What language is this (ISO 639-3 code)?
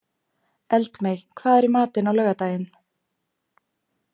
isl